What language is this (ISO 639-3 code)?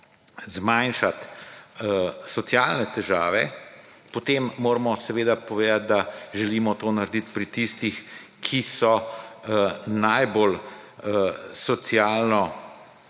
slv